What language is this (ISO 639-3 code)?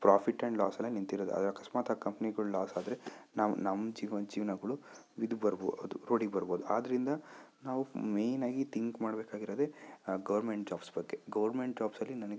kan